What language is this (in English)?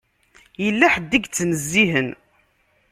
Kabyle